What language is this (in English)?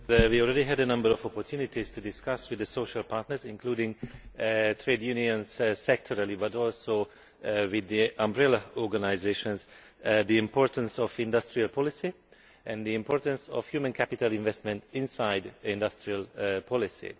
English